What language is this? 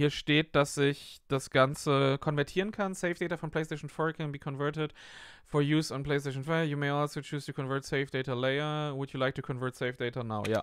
German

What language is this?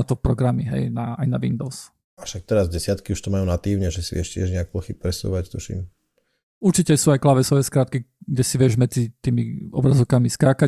Slovak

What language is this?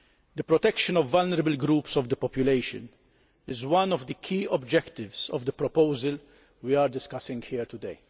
English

